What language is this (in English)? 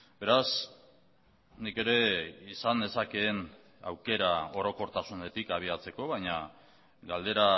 Basque